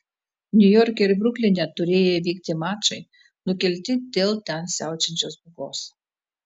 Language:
Lithuanian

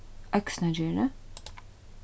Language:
Faroese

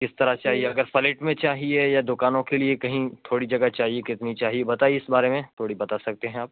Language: Urdu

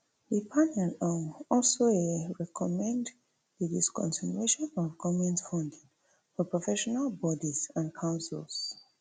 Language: Nigerian Pidgin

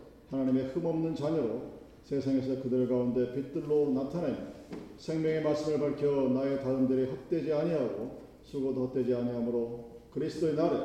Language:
Korean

